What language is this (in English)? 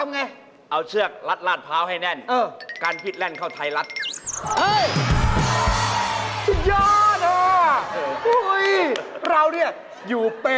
Thai